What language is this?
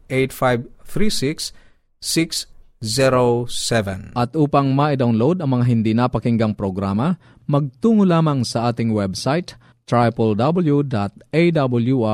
Filipino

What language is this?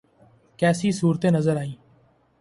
Urdu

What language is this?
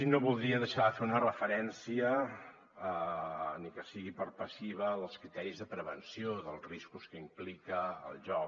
Catalan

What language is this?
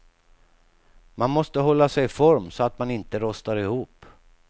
Swedish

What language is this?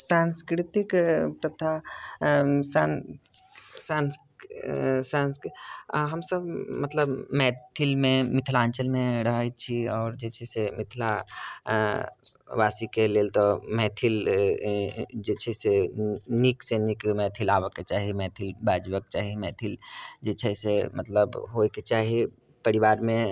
Maithili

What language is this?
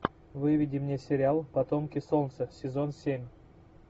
Russian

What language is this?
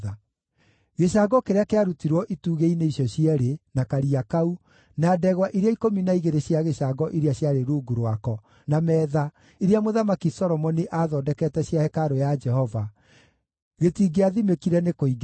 Kikuyu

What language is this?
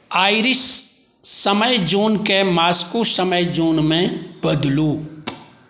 Maithili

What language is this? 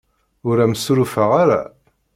Kabyle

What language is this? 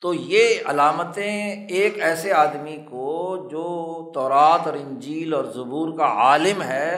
Urdu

